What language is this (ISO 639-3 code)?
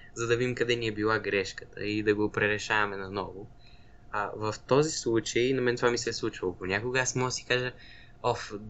bul